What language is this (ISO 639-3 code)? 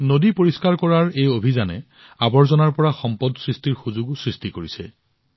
asm